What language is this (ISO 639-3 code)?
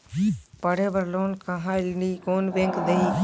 hne